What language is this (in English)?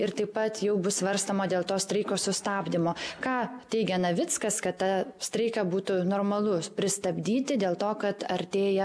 Lithuanian